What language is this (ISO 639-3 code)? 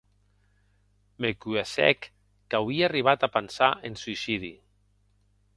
oci